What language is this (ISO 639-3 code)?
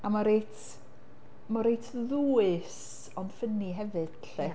cym